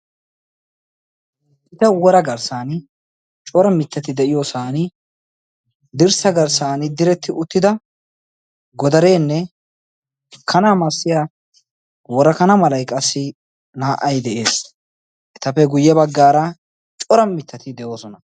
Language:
Wolaytta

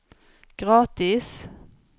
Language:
Swedish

